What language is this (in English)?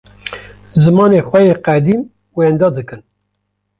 Kurdish